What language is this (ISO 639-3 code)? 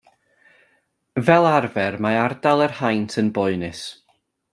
cym